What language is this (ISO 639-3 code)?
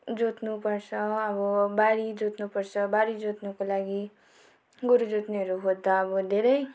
nep